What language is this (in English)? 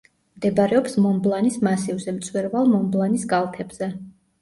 Georgian